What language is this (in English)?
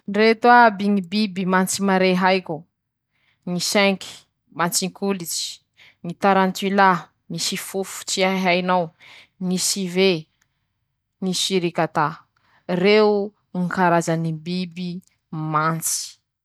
Masikoro Malagasy